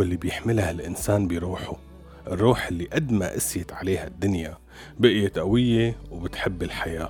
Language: Arabic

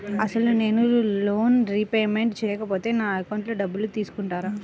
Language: Telugu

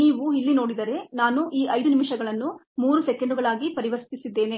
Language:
Kannada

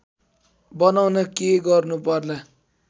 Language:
Nepali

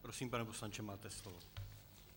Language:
Czech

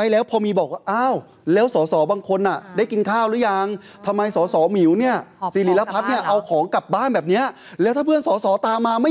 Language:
Thai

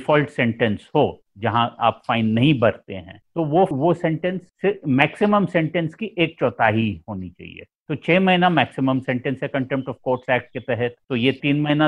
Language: Hindi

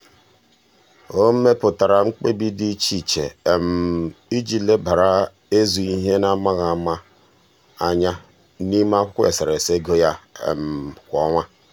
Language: Igbo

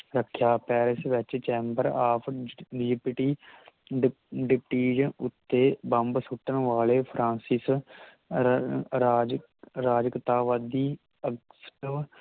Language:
Punjabi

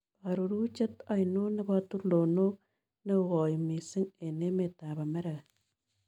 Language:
Kalenjin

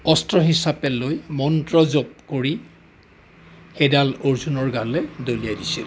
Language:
Assamese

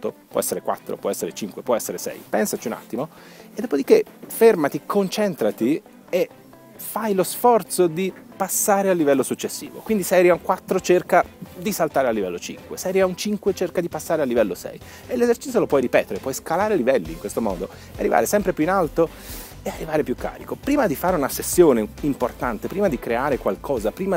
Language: Italian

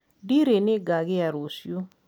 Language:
Kikuyu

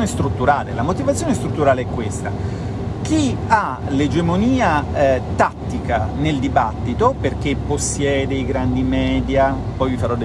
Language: Italian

